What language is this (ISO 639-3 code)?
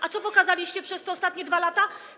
pol